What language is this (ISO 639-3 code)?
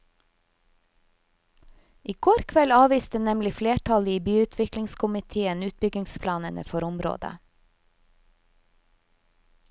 nor